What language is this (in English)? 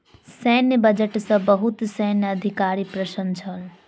Maithili